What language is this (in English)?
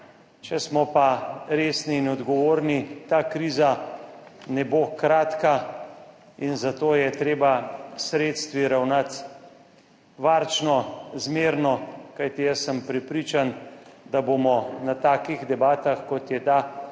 Slovenian